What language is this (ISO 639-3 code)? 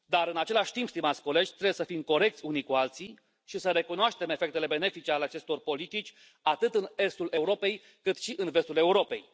ron